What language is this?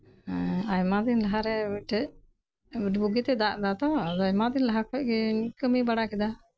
Santali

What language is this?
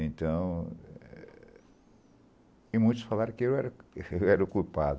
Portuguese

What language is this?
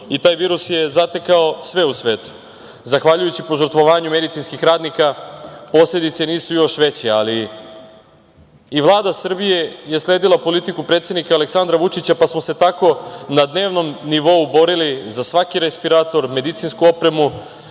Serbian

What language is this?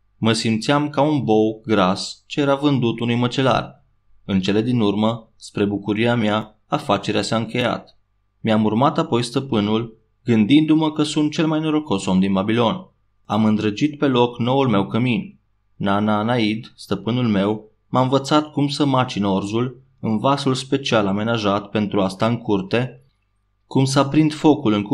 Romanian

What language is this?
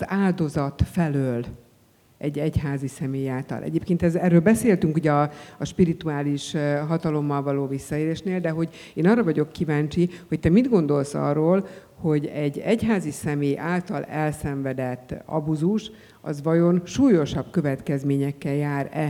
Hungarian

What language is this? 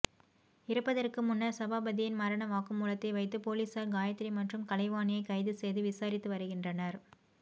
Tamil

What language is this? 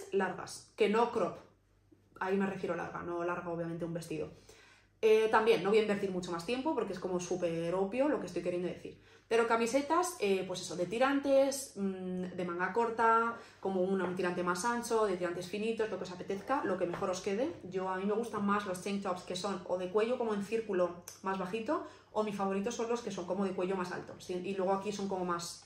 Spanish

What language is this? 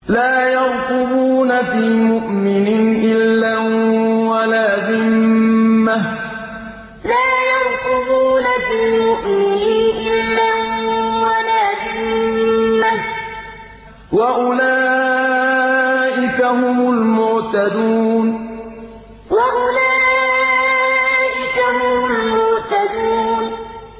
Arabic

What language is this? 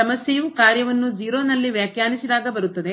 Kannada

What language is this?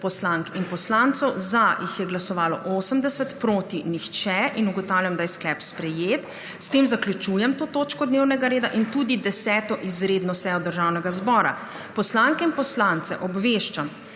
Slovenian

